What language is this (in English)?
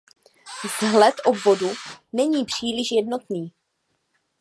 Czech